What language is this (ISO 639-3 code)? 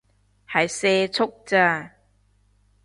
yue